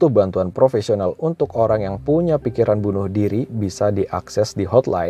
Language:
Indonesian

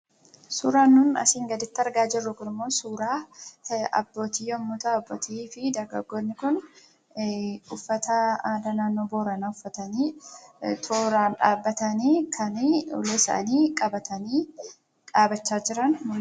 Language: Oromo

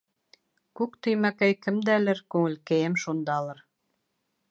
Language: Bashkir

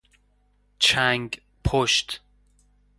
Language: Persian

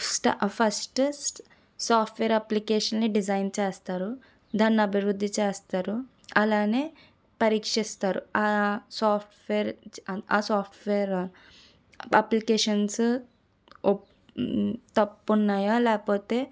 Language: Telugu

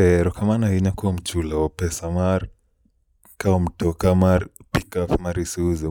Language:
Luo (Kenya and Tanzania)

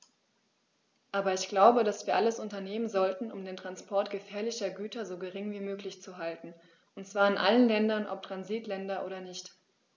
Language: German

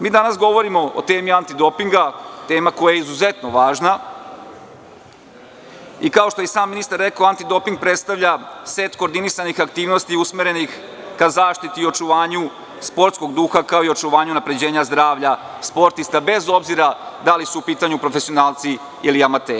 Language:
Serbian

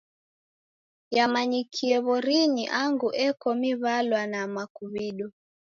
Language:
Taita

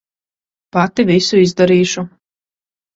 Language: Latvian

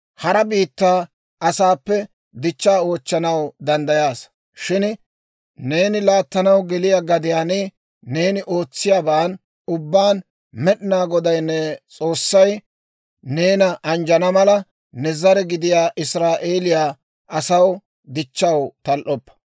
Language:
Dawro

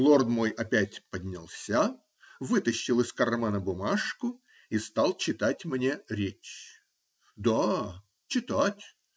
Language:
Russian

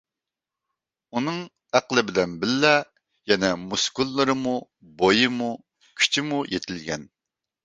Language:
Uyghur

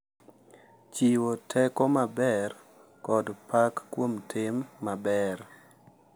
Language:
Luo (Kenya and Tanzania)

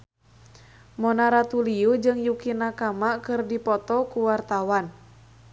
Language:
Sundanese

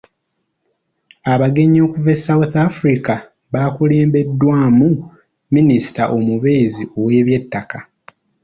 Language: Ganda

